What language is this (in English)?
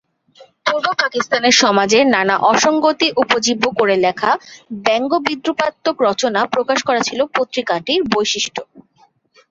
Bangla